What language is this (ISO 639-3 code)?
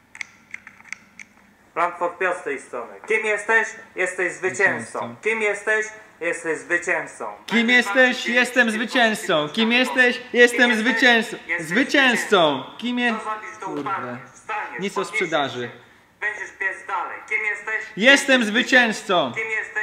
pol